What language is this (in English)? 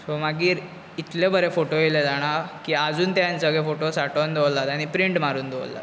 Konkani